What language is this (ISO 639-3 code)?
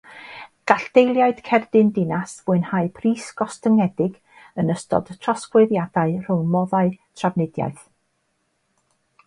cym